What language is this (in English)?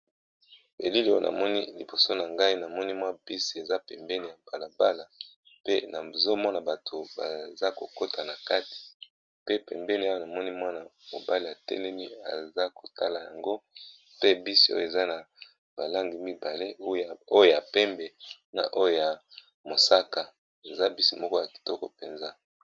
Lingala